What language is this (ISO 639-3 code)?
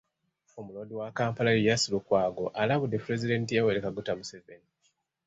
lug